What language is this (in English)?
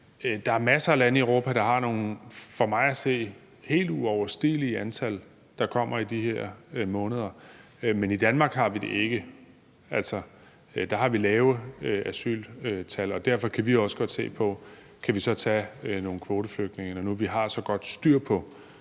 Danish